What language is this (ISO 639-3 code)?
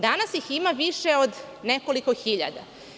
srp